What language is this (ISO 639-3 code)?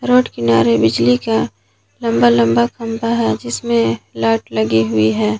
hin